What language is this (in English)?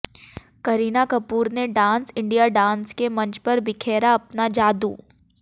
Hindi